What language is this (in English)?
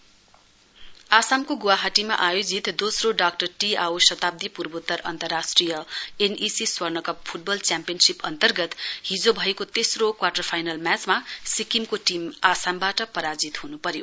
Nepali